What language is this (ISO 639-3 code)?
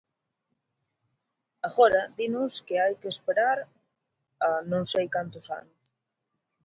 glg